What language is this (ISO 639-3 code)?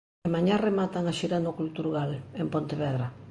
glg